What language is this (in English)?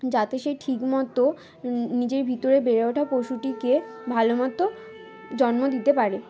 Bangla